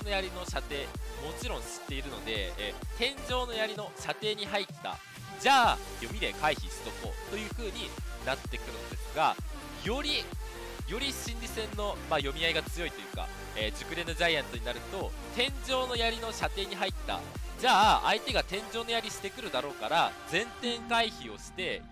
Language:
Japanese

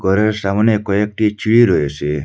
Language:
Bangla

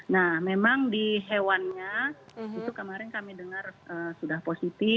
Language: Indonesian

